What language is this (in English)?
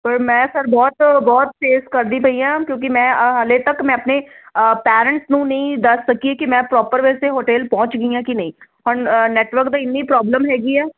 Punjabi